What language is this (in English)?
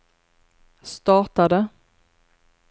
Swedish